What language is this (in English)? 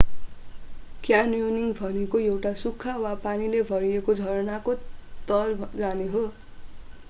Nepali